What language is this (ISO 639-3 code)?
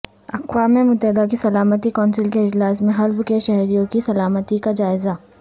urd